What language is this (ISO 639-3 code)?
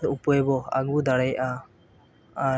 sat